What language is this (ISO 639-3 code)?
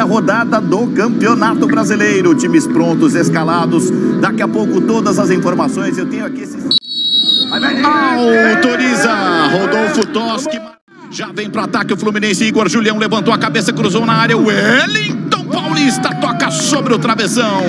por